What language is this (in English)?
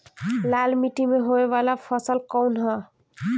Bhojpuri